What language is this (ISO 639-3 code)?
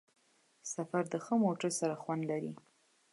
pus